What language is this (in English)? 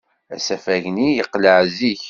Kabyle